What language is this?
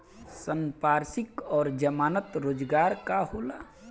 Bhojpuri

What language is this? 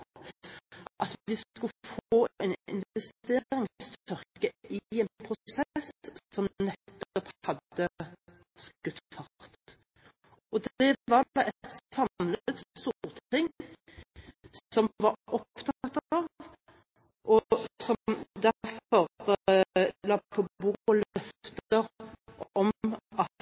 Norwegian Bokmål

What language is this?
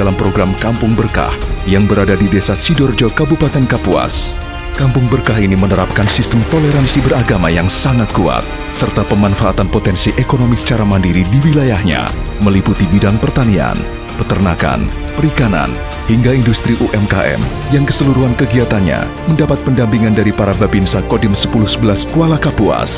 Indonesian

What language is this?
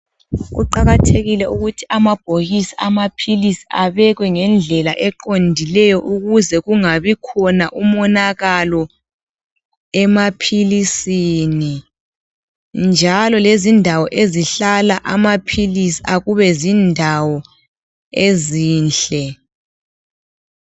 North Ndebele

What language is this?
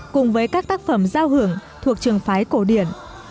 Vietnamese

